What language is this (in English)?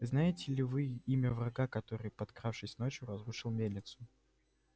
Russian